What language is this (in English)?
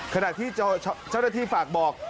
Thai